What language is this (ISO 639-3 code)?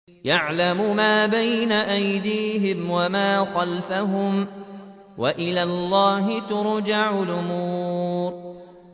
ara